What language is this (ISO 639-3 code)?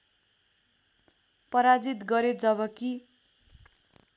nep